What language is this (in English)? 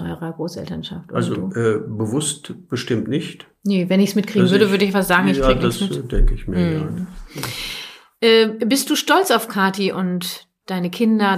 German